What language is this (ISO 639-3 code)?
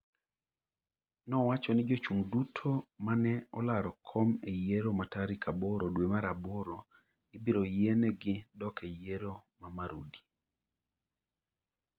luo